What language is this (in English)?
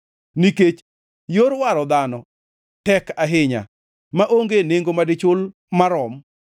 Luo (Kenya and Tanzania)